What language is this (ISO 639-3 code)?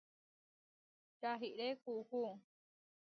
var